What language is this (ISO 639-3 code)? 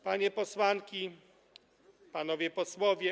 pol